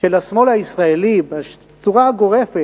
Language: Hebrew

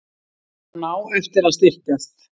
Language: Icelandic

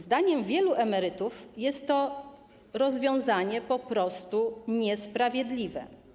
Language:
Polish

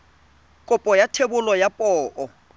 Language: Tswana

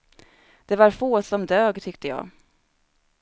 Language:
Swedish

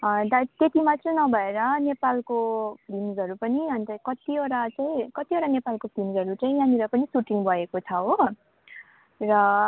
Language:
Nepali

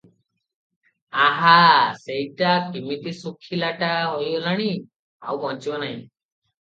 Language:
Odia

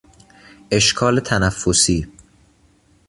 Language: Persian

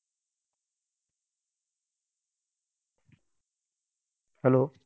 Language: Assamese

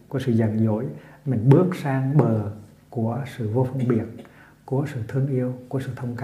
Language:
Vietnamese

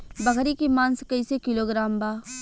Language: Bhojpuri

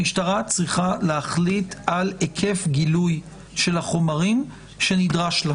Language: Hebrew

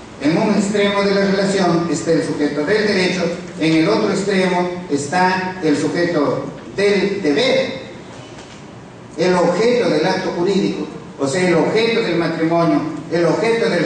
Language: Spanish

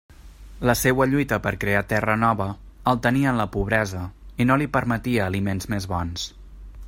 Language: Catalan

